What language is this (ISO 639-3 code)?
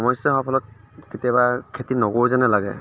asm